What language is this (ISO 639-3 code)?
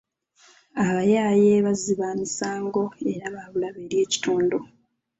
lug